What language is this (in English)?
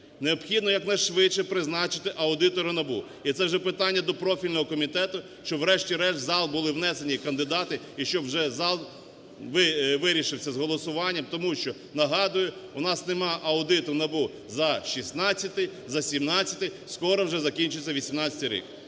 Ukrainian